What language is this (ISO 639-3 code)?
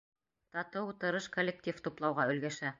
bak